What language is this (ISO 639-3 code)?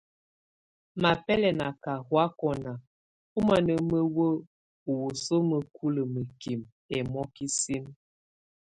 tvu